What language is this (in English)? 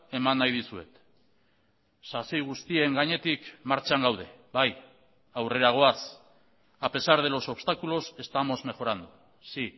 Basque